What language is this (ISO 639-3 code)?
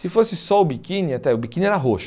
por